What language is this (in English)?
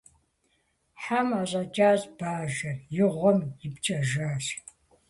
Kabardian